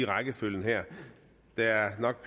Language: Danish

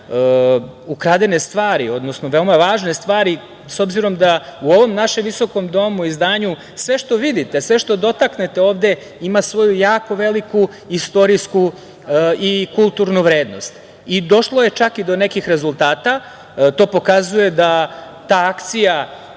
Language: Serbian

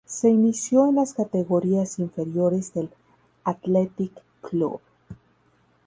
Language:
Spanish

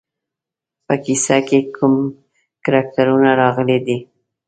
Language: Pashto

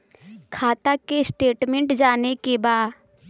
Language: Bhojpuri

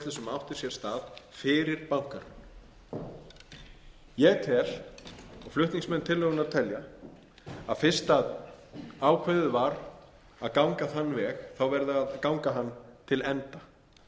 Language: Icelandic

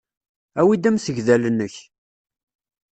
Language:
Kabyle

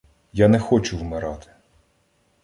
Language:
Ukrainian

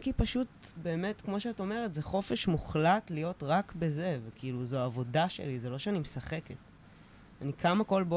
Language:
Hebrew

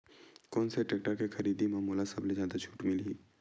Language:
Chhattisgarhi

